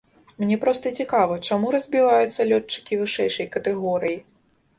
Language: Belarusian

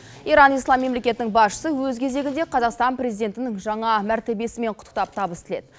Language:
Kazakh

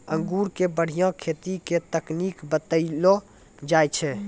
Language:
Maithili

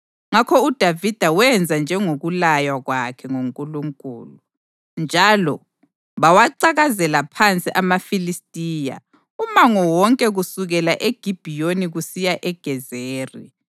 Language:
North Ndebele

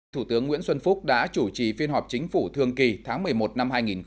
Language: Vietnamese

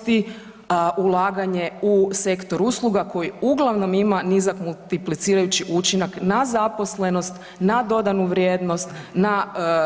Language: Croatian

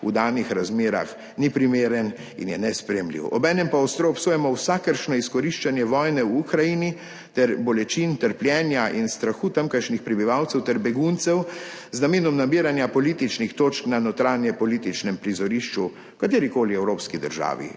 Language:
Slovenian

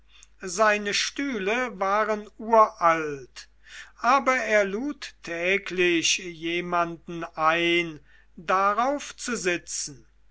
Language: German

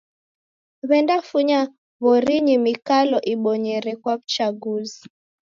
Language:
Taita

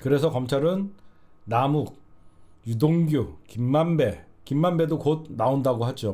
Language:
Korean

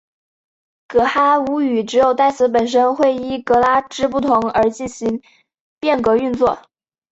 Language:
Chinese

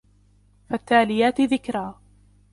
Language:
Arabic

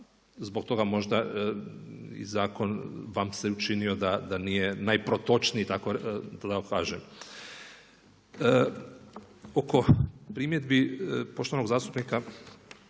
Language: Croatian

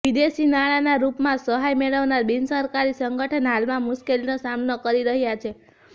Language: Gujarati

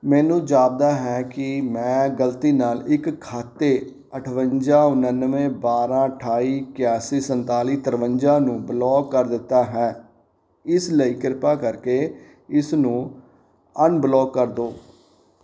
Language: Punjabi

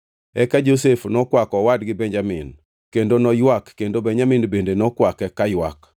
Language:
Luo (Kenya and Tanzania)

